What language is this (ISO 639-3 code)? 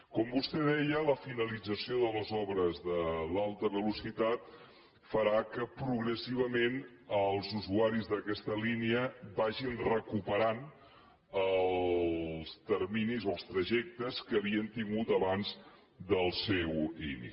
cat